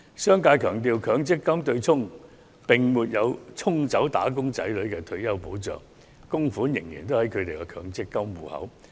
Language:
Cantonese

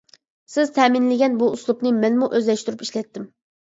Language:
Uyghur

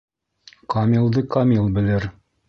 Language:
Bashkir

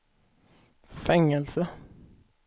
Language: Swedish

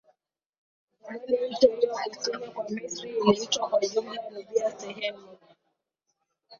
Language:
Swahili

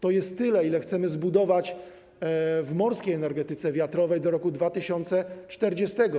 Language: Polish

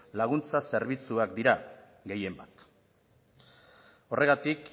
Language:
Basque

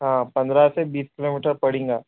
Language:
Urdu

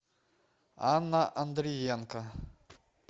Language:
Russian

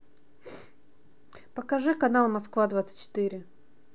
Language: Russian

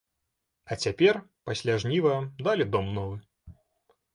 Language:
Belarusian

